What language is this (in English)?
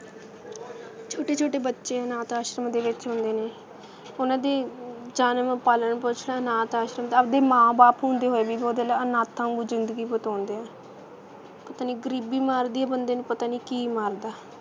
Punjabi